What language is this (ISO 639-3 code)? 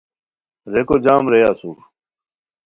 khw